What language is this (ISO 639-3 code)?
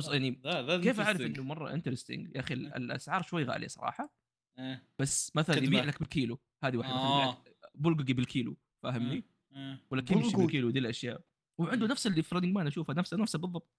ara